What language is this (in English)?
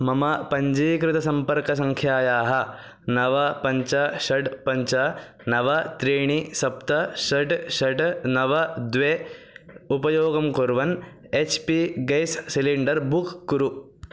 Sanskrit